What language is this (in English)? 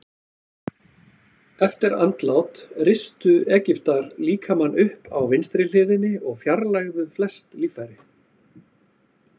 Icelandic